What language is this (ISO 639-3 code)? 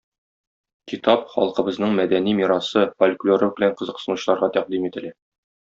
tat